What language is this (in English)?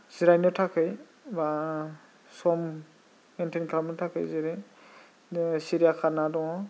Bodo